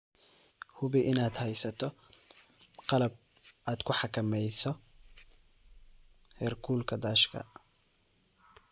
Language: Somali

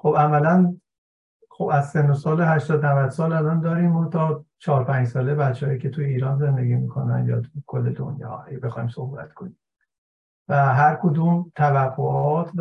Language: Persian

